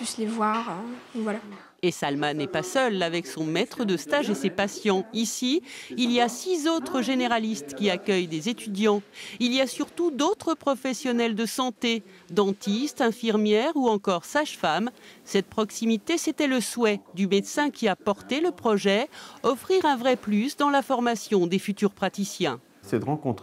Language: French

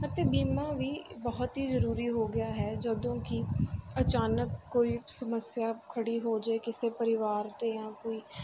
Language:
Punjabi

